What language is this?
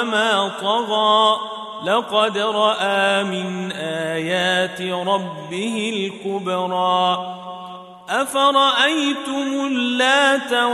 Arabic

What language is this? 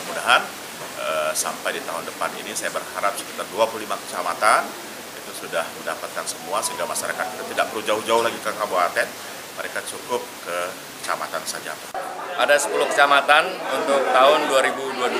Indonesian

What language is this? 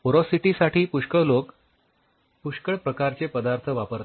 Marathi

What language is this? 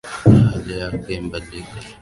Swahili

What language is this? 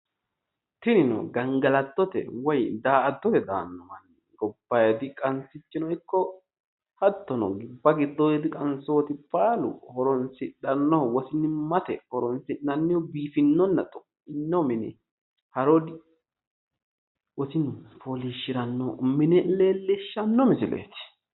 Sidamo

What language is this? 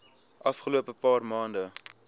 Afrikaans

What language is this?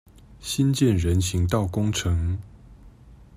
Chinese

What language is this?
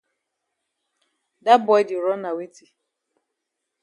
Cameroon Pidgin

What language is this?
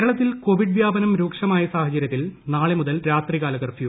Malayalam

